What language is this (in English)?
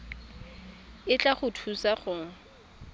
Tswana